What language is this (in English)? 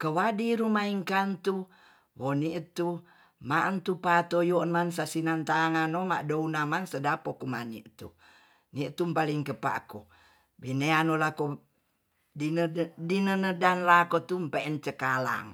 Tonsea